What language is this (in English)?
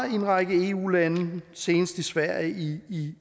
Danish